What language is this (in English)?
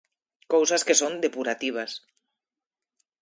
Galician